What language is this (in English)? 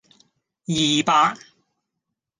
Cantonese